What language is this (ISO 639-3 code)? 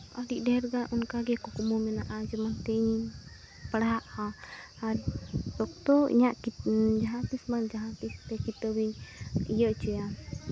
sat